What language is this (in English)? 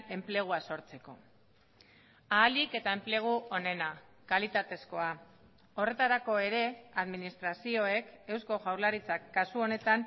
Basque